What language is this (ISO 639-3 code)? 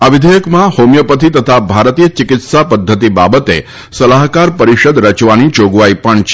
guj